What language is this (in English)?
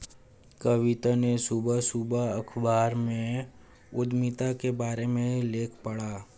Hindi